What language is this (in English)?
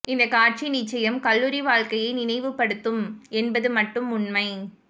Tamil